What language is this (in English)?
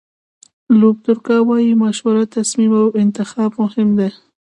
Pashto